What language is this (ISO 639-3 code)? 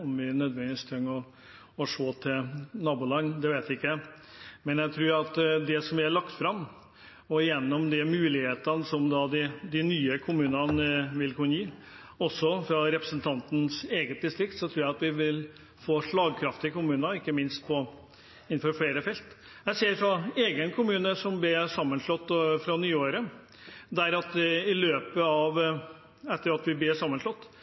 nob